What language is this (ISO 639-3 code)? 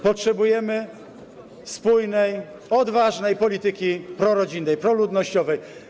pol